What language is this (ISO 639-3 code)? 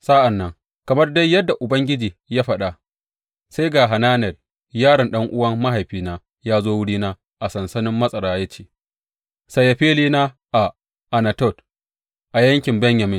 hau